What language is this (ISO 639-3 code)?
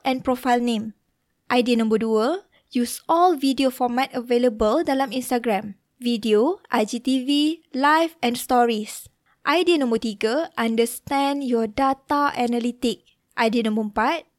msa